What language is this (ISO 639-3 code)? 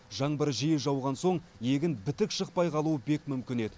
kaz